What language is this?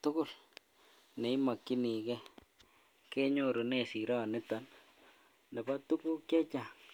Kalenjin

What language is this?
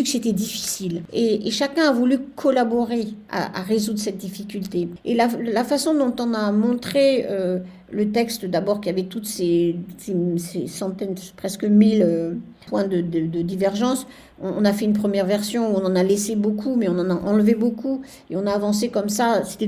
French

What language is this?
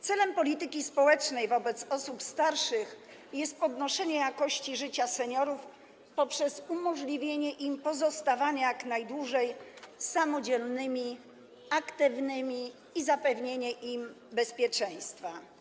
Polish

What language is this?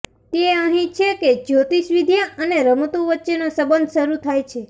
Gujarati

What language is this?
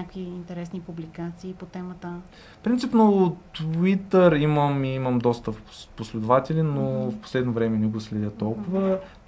Bulgarian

